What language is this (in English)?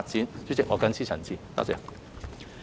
Cantonese